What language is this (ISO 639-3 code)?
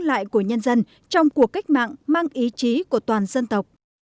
vie